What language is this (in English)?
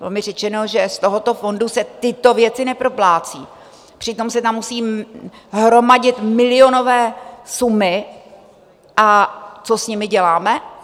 Czech